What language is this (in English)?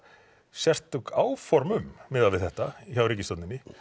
Icelandic